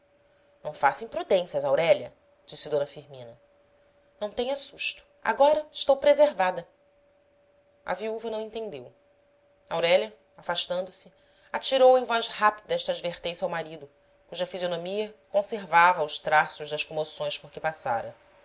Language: Portuguese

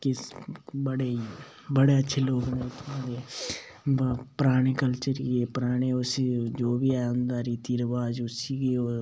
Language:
Dogri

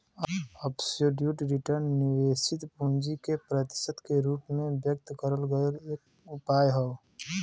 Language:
Bhojpuri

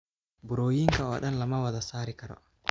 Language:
Somali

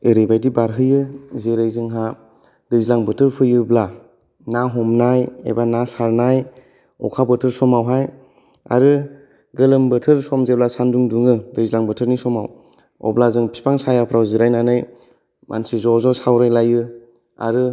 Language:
Bodo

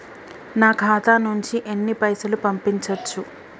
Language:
Telugu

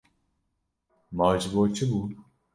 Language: Kurdish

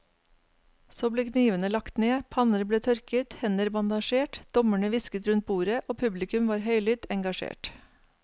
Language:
Norwegian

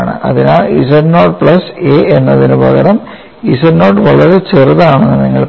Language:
Malayalam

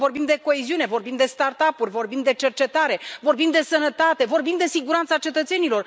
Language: Romanian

